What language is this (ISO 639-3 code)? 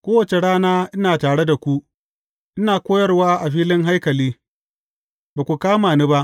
hau